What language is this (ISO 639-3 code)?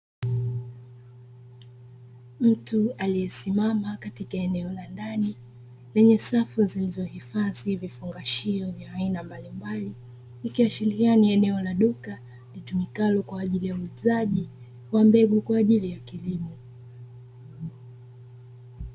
swa